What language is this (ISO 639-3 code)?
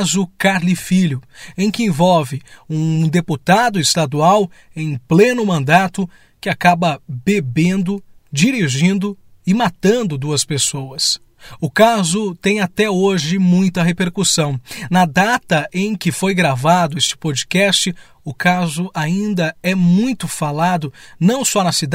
por